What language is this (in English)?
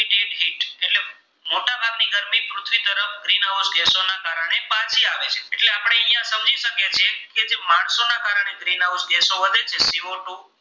Gujarati